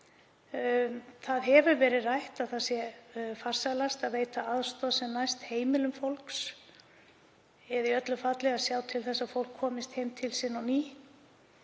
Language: Icelandic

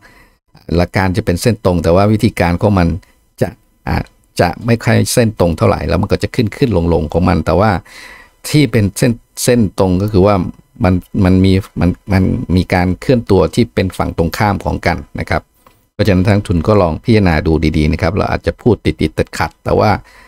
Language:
Thai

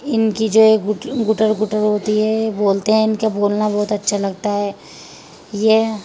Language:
Urdu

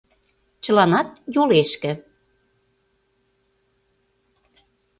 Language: Mari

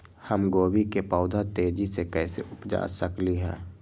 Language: Magahi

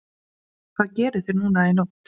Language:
Icelandic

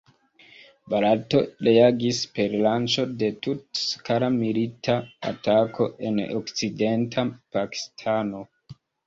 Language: Esperanto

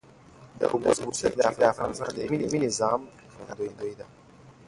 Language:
Pashto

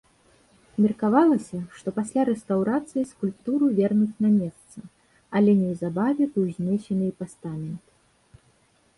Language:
Belarusian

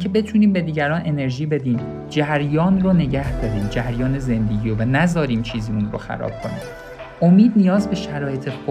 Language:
Persian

